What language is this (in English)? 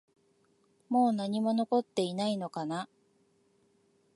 Japanese